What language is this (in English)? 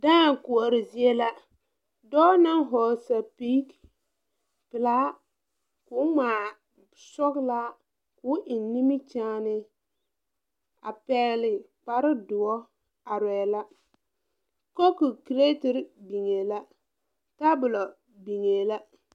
Southern Dagaare